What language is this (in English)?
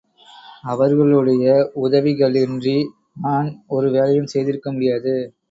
Tamil